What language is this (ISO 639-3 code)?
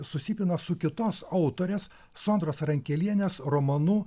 lit